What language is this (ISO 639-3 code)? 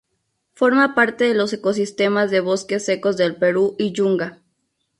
spa